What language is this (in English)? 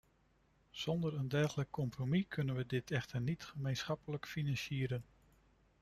Dutch